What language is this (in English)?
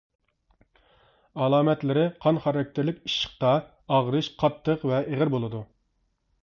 Uyghur